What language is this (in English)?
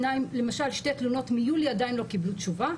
Hebrew